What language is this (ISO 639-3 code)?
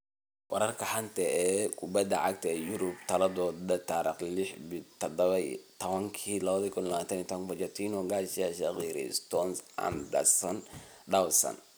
som